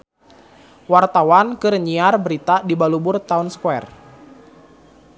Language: Sundanese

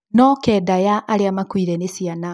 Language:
Kikuyu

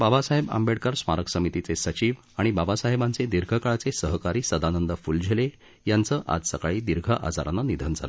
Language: Marathi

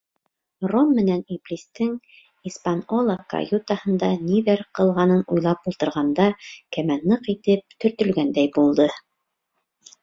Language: Bashkir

